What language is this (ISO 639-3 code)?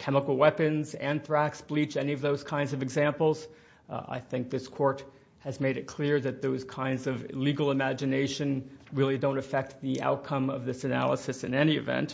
eng